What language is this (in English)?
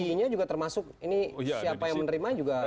Indonesian